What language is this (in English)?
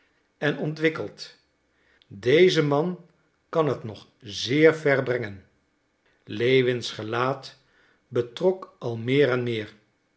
Dutch